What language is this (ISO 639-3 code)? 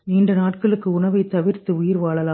tam